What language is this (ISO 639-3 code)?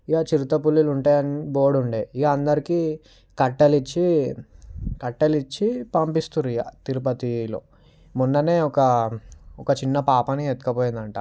tel